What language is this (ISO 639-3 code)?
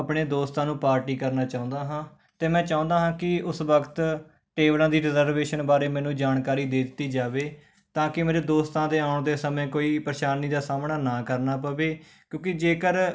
pan